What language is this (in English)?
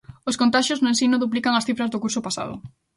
Galician